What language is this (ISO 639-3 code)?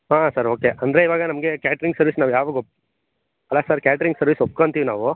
kan